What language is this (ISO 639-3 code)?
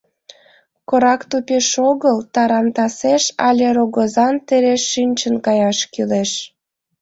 chm